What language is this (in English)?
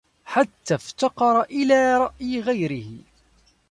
Arabic